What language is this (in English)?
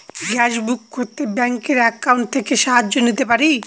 Bangla